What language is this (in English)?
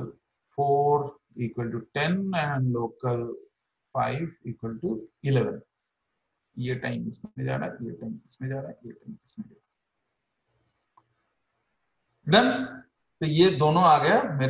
Hindi